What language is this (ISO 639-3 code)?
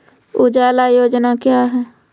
mai